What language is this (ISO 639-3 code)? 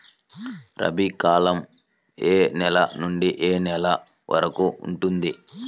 tel